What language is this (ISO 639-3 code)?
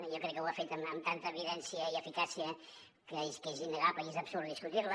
cat